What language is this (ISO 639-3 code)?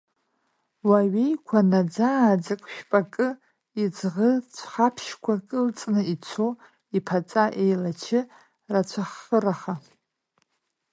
abk